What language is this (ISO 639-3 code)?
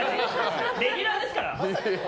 jpn